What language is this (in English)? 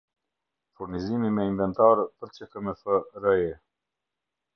Albanian